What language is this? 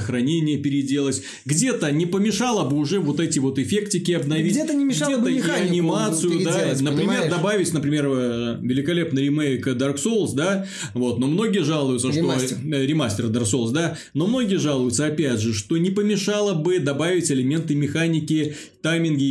Russian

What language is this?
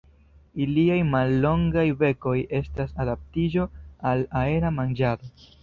Esperanto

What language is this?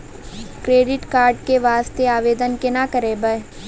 Maithili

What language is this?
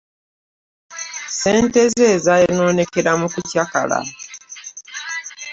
Ganda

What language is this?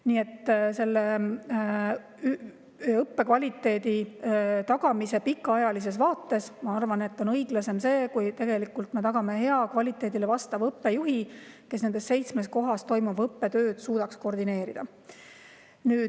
Estonian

